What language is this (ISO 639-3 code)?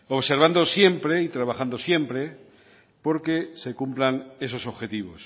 spa